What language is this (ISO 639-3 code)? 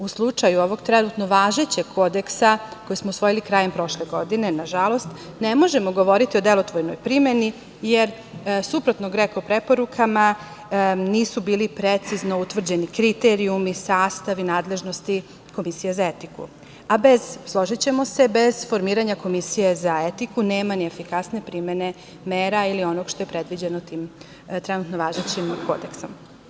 srp